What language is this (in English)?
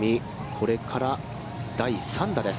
Japanese